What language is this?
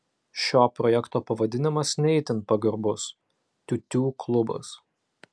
Lithuanian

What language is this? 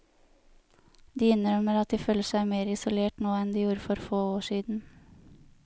Norwegian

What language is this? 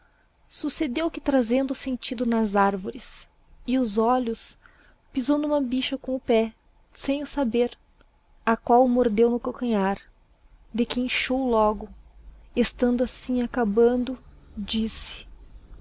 Portuguese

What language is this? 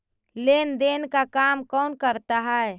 Magahi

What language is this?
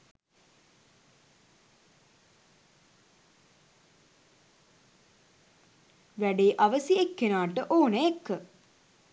Sinhala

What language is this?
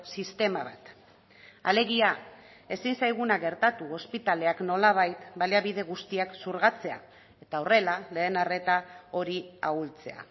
Basque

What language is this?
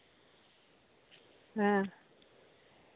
Santali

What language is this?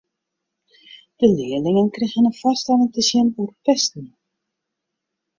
Western Frisian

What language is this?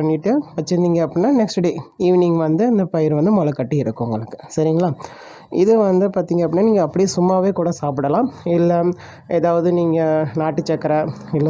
Tamil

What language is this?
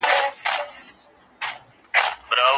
Pashto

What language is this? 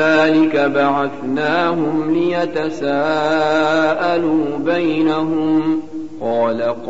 Arabic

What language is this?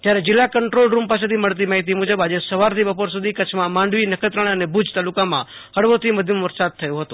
Gujarati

